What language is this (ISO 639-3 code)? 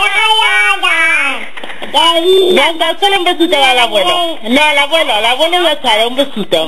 spa